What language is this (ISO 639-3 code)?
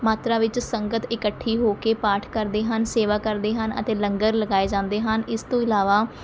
pan